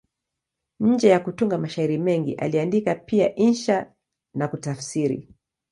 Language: Swahili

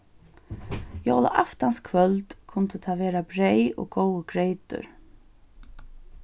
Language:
Faroese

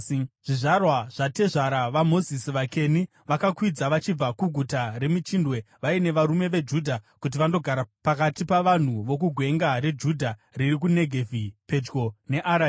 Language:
Shona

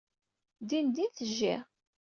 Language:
Kabyle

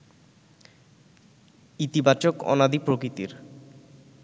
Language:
Bangla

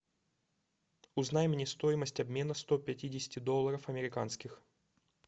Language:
Russian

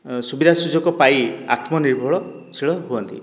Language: Odia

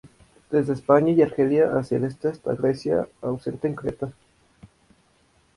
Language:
Spanish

